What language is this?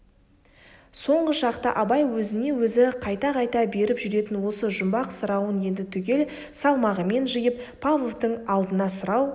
Kazakh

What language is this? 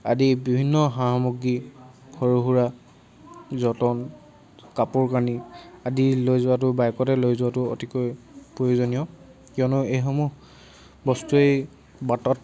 Assamese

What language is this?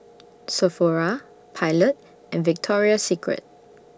English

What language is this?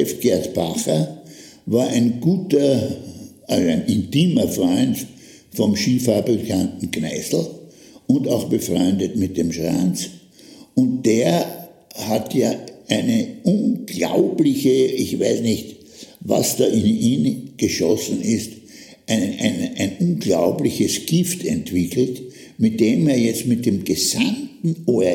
German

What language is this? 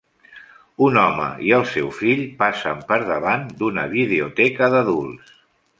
Catalan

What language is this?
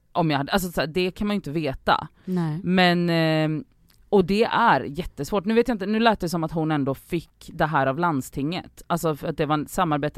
Swedish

